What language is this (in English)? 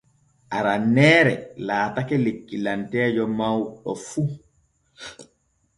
Borgu Fulfulde